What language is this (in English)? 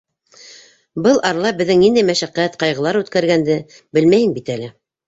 Bashkir